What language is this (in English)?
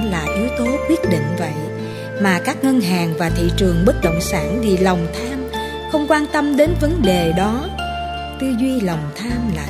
Vietnamese